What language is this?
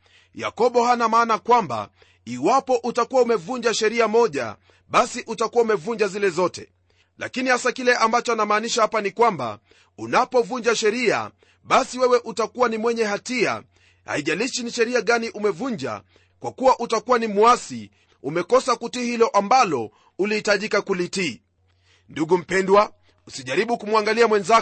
Swahili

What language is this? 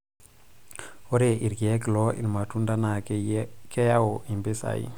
Masai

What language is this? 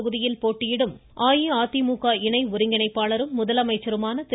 Tamil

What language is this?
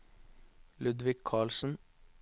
Norwegian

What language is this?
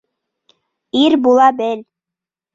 Bashkir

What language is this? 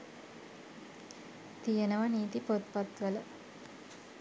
Sinhala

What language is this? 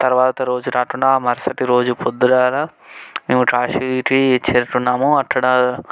Telugu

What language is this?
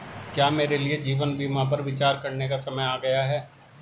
Hindi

